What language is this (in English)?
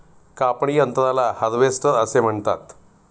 Marathi